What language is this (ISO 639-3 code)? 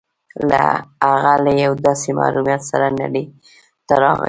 pus